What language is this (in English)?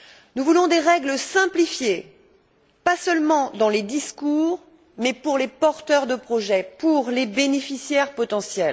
French